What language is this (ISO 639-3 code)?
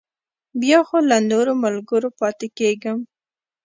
pus